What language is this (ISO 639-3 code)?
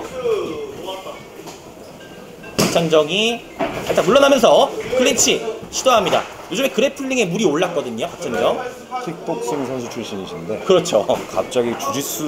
kor